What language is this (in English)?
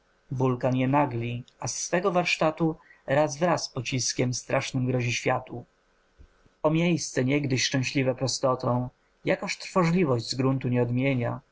Polish